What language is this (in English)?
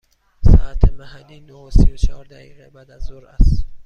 Persian